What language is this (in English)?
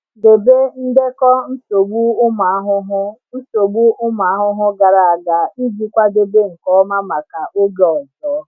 Igbo